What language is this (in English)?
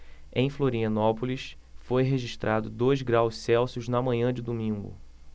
Portuguese